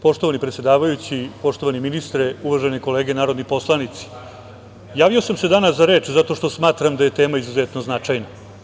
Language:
Serbian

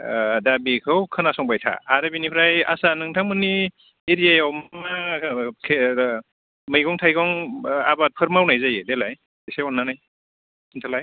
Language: Bodo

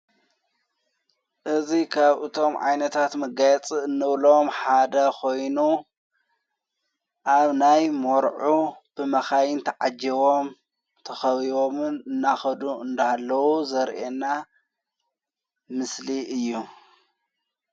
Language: Tigrinya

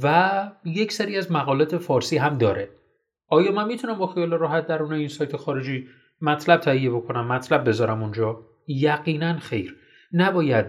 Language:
Persian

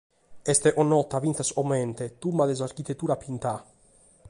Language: Sardinian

